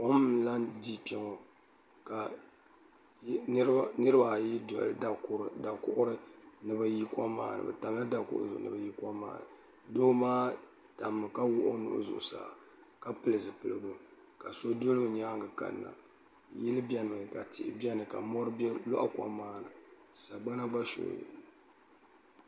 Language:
Dagbani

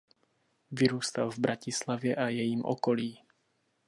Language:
Czech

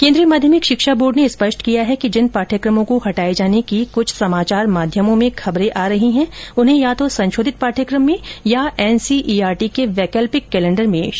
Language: Hindi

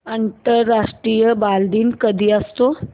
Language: Marathi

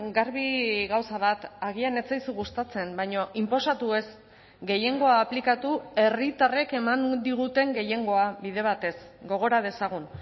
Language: Basque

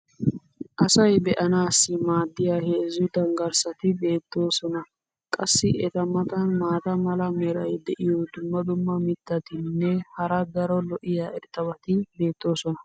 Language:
Wolaytta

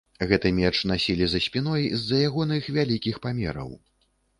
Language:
Belarusian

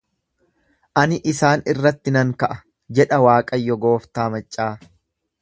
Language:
Oromo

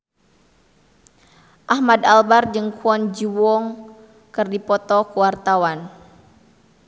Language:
Sundanese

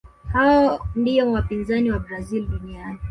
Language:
Swahili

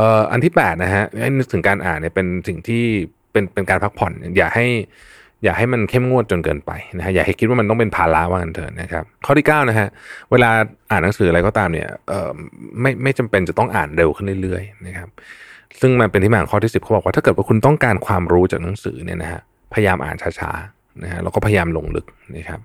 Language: Thai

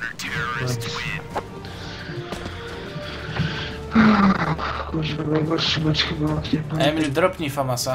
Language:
Polish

